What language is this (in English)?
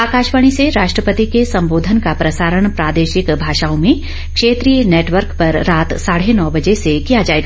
Hindi